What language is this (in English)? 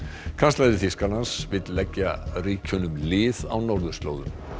Icelandic